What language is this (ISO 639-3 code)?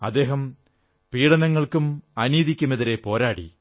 mal